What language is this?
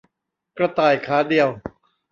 Thai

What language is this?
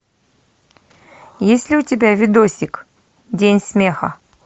Russian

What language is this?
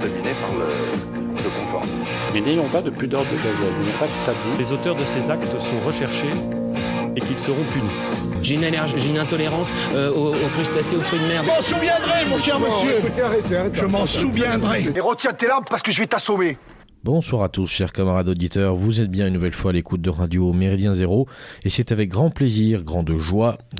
French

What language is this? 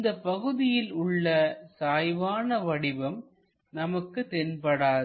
Tamil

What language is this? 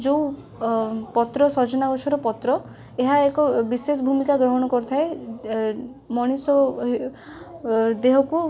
Odia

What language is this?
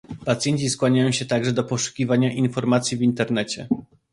Polish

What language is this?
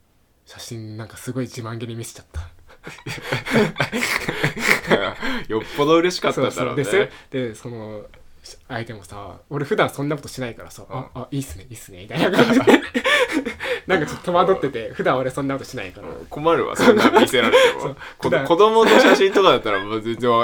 Japanese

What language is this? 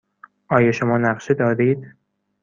Persian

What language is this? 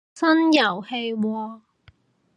Cantonese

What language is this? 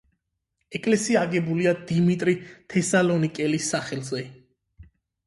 Georgian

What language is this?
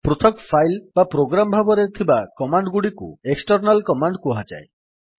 Odia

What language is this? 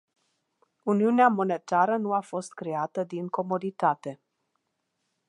Romanian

